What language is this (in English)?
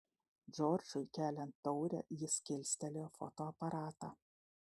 Lithuanian